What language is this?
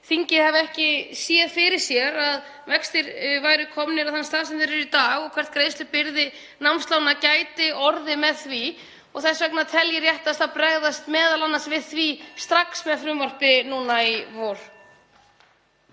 Icelandic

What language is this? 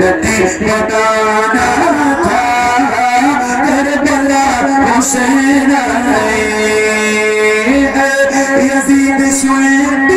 Arabic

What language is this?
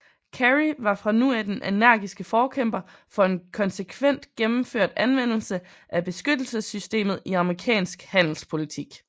Danish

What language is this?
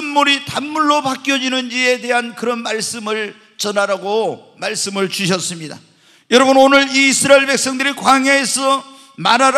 Korean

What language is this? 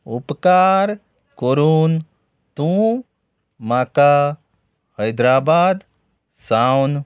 Konkani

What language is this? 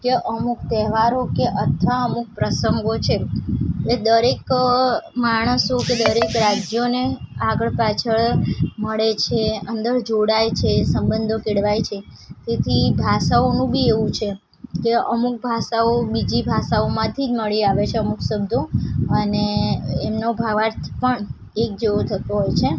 Gujarati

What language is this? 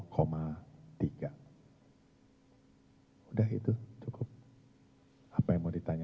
Indonesian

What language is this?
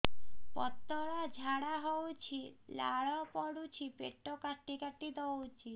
Odia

